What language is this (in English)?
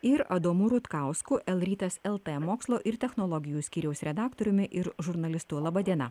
Lithuanian